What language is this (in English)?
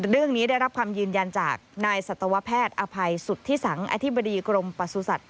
Thai